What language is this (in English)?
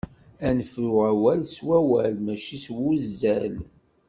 Kabyle